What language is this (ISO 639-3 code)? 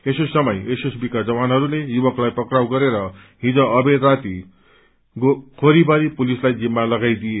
nep